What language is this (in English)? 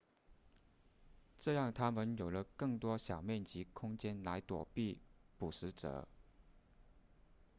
Chinese